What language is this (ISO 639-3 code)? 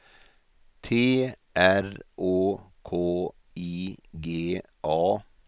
swe